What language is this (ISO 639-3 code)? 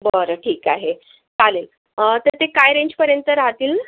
mar